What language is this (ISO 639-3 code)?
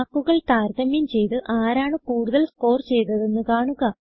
mal